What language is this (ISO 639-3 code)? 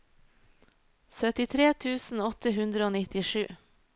nor